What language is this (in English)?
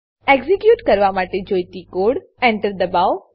Gujarati